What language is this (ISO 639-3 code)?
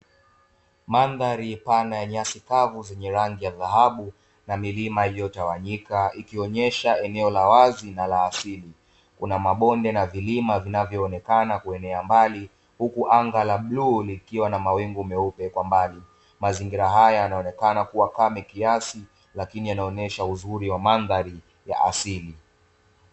swa